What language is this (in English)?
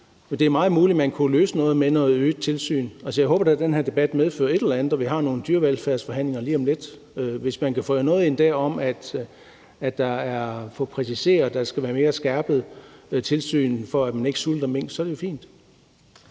Danish